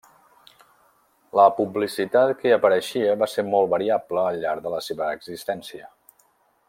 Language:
Catalan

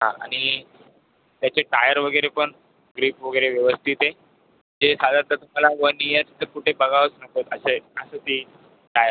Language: Marathi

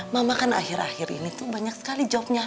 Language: Indonesian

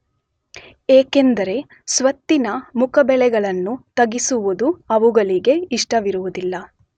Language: Kannada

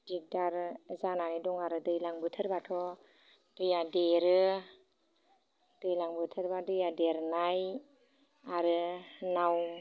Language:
Bodo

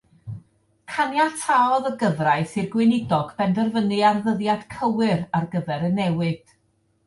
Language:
Welsh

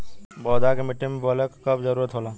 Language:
Bhojpuri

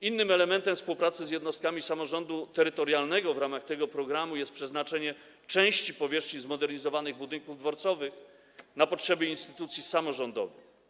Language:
Polish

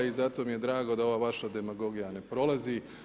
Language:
Croatian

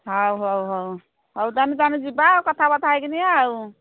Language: Odia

